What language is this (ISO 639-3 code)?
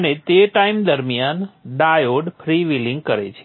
guj